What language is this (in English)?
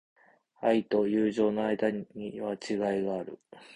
Japanese